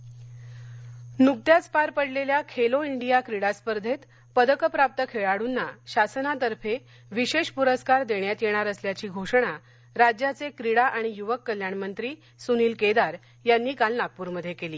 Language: Marathi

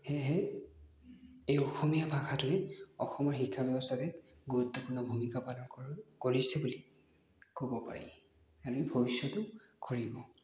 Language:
Assamese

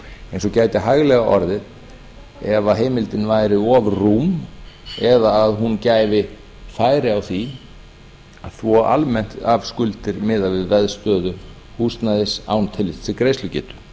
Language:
Icelandic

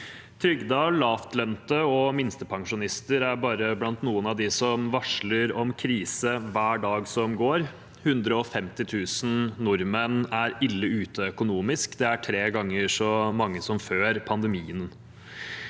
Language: Norwegian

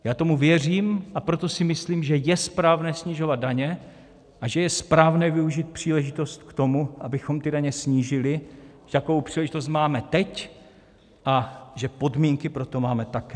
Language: Czech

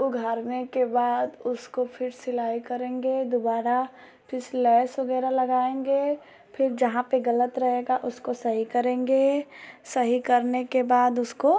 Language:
Hindi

